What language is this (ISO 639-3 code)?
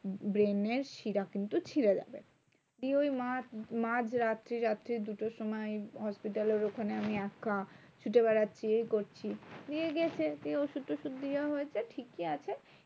ben